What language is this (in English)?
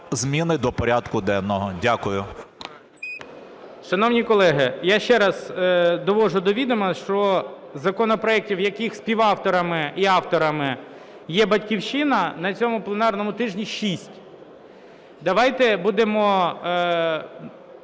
Ukrainian